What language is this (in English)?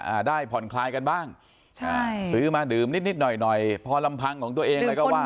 Thai